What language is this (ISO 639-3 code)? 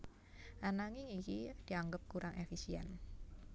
jav